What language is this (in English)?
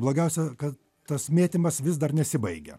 Lithuanian